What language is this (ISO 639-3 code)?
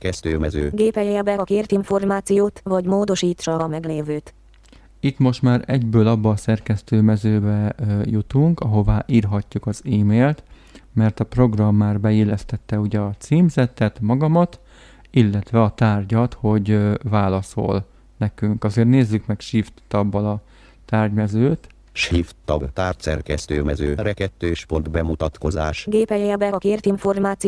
hun